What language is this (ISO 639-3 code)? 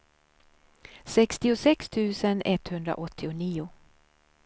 swe